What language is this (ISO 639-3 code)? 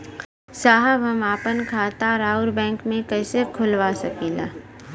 bho